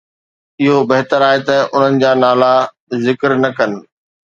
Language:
Sindhi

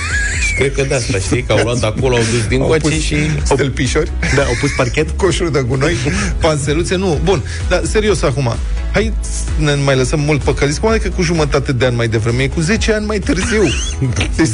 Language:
Romanian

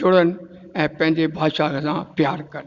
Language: Sindhi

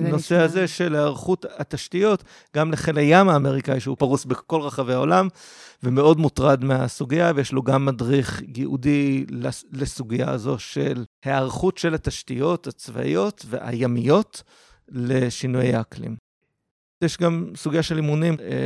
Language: Hebrew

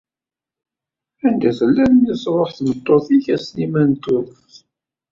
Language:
Kabyle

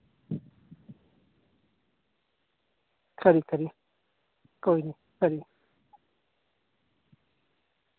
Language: Dogri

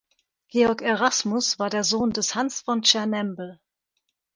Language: German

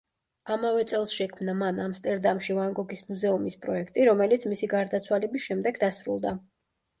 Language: Georgian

